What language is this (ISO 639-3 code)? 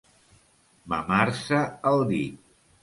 cat